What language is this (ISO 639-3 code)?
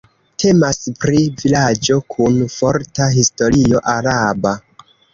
epo